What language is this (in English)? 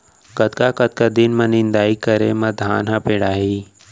Chhattisgarhi